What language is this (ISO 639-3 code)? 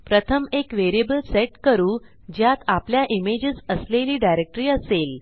mar